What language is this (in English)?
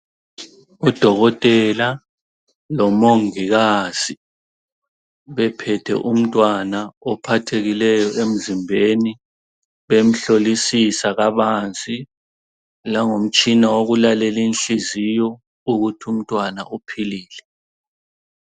North Ndebele